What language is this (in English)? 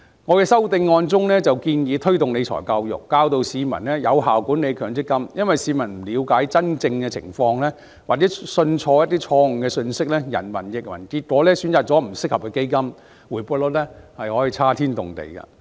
Cantonese